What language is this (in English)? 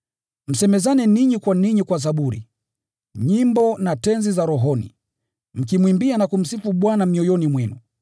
Swahili